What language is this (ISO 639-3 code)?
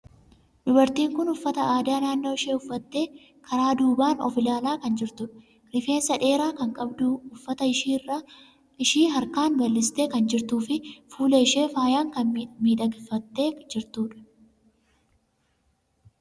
orm